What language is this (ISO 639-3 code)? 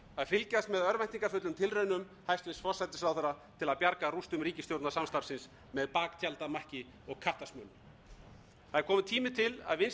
isl